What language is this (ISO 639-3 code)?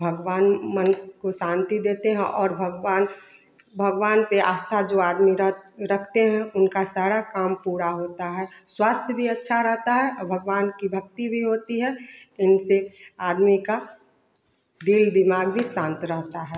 hin